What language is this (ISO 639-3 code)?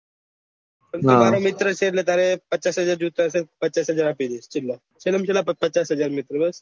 guj